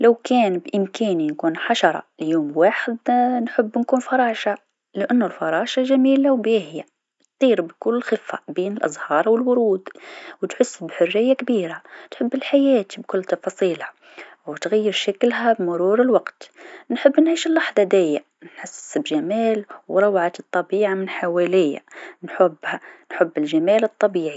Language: Tunisian Arabic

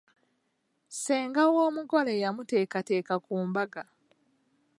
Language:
Ganda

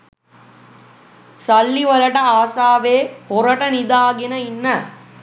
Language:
Sinhala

